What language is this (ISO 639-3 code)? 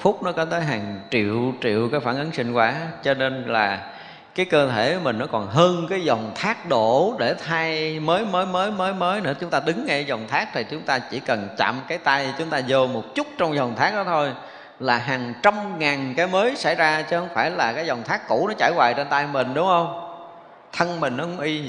vie